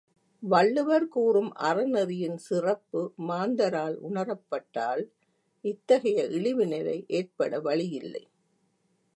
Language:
Tamil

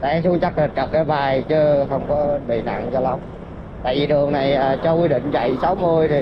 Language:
Vietnamese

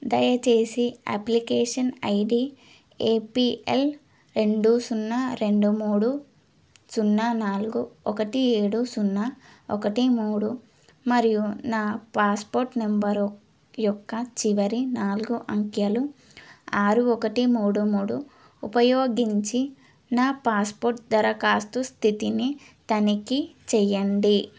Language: Telugu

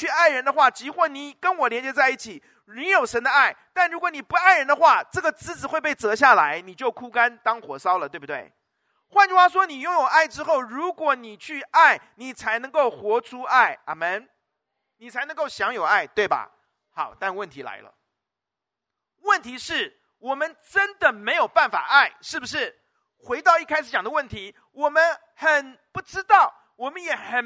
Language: Chinese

